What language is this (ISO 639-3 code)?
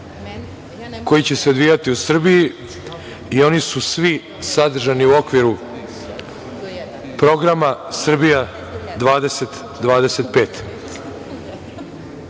srp